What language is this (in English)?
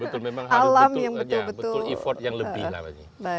Indonesian